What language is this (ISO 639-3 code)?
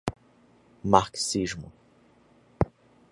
por